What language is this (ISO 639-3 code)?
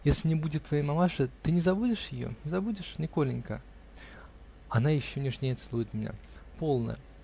rus